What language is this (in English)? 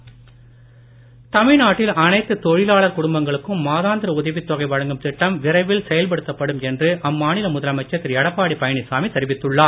Tamil